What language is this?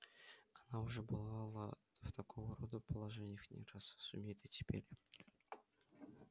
Russian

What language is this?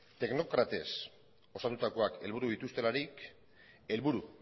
Basque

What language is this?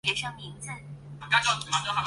Chinese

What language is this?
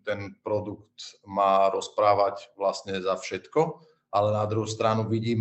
Slovak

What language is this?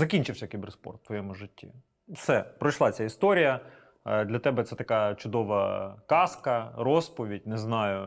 Ukrainian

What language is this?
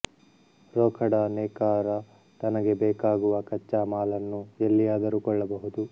Kannada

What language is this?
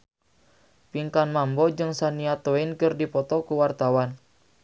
Sundanese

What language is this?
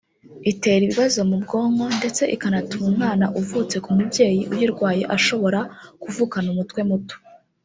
Kinyarwanda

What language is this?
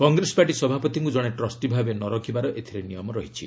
Odia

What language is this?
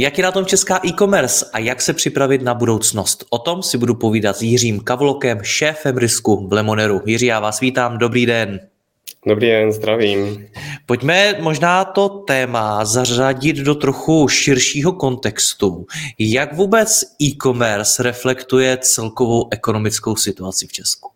Czech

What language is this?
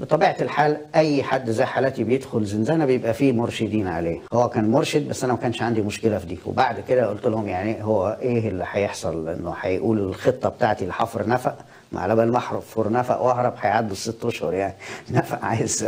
Arabic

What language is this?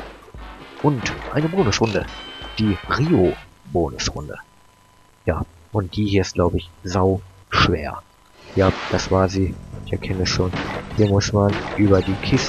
German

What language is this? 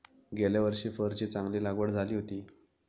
Marathi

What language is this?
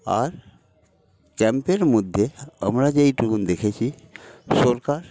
Bangla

